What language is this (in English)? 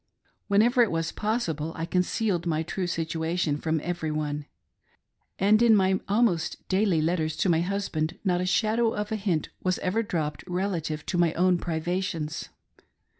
English